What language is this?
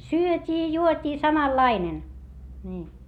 Finnish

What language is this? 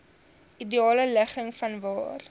Afrikaans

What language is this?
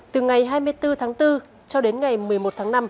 Vietnamese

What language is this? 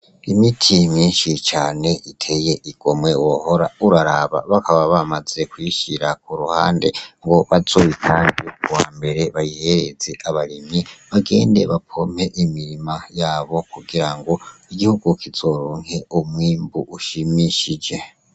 Rundi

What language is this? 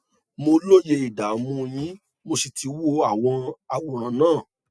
Yoruba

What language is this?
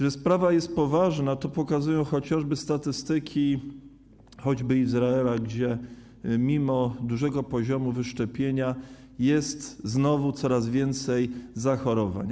Polish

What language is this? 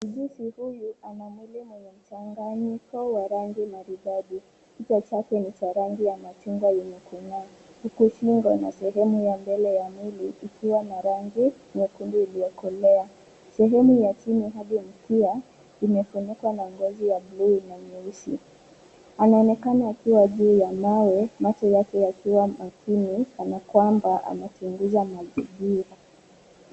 Swahili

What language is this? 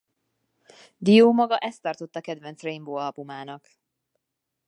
Hungarian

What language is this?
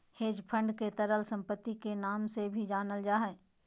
Magahi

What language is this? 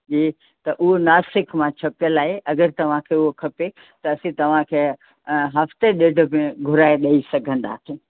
Sindhi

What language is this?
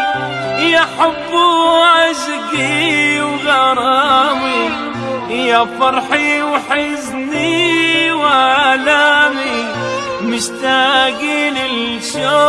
Arabic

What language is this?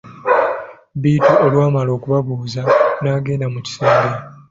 Ganda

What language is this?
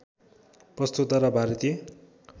Nepali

